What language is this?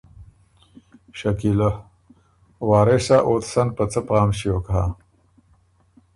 Ormuri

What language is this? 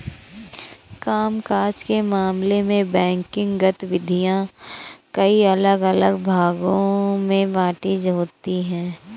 Hindi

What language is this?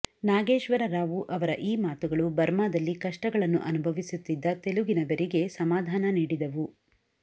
Kannada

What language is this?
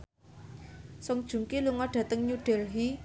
Javanese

